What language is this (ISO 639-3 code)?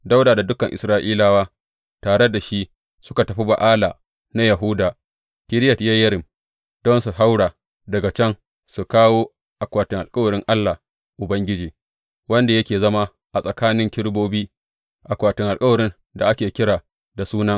hau